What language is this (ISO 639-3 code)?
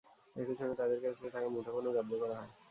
ben